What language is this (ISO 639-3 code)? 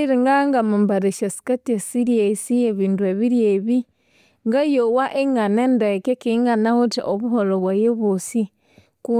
koo